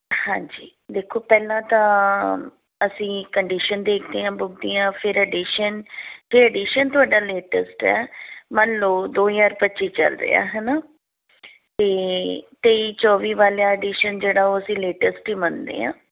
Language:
Punjabi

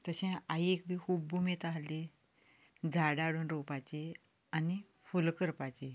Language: Konkani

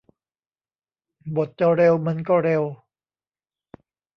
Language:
Thai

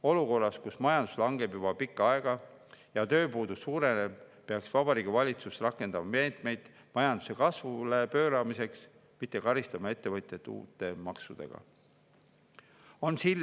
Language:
Estonian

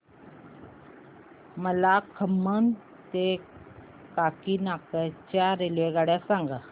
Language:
Marathi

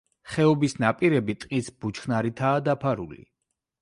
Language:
Georgian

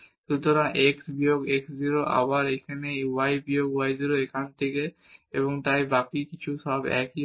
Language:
Bangla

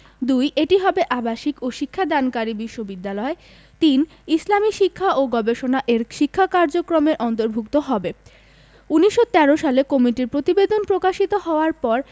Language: Bangla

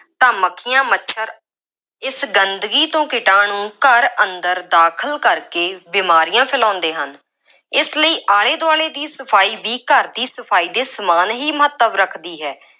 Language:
Punjabi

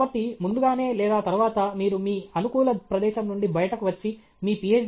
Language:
Telugu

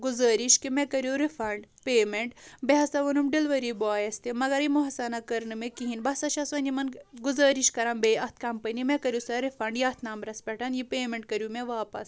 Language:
Kashmiri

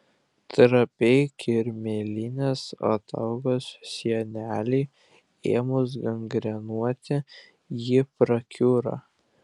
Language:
Lithuanian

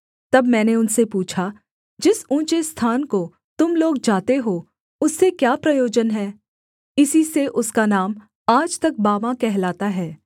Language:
Hindi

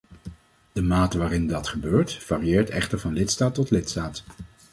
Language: Dutch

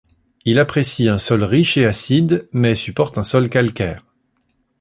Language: French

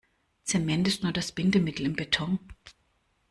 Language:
German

